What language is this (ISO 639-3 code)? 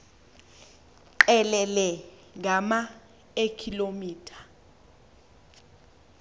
xho